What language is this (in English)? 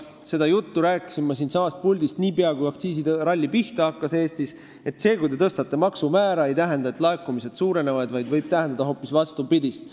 Estonian